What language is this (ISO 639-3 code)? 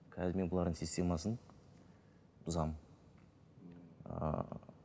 kaz